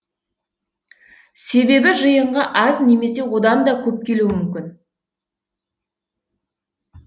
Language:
Kazakh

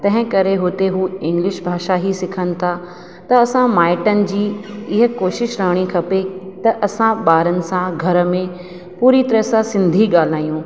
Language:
Sindhi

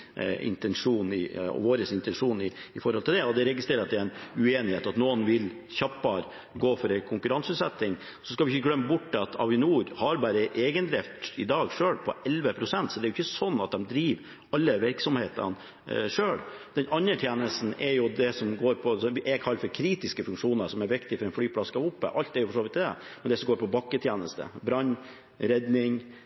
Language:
Norwegian Bokmål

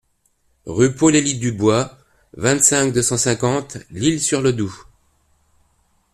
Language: French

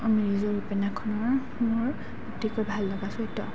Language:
Assamese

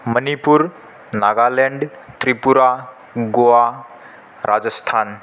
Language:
Sanskrit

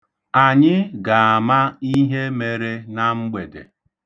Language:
Igbo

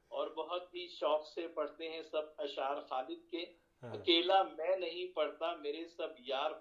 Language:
Urdu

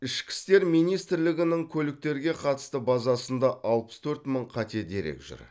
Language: Kazakh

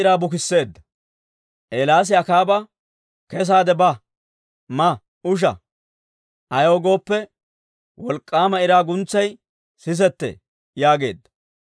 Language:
Dawro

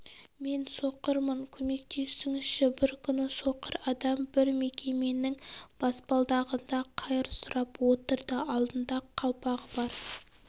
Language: Kazakh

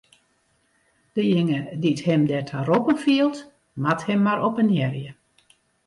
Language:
Western Frisian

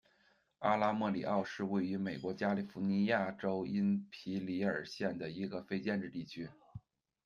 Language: Chinese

